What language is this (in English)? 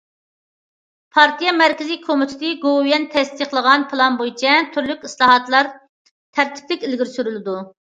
Uyghur